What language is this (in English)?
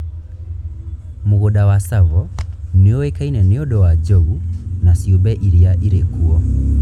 Kikuyu